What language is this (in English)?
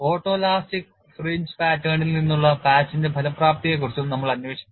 Malayalam